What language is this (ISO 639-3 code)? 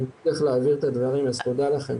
heb